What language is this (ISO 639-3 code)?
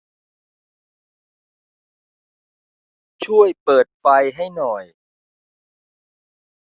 tha